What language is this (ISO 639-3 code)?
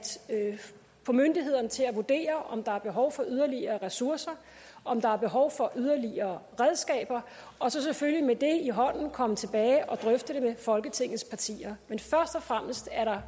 dan